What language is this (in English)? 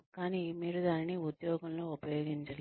Telugu